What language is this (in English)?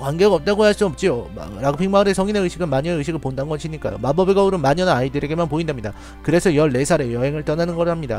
Korean